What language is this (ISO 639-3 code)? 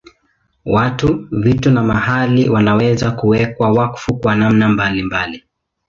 swa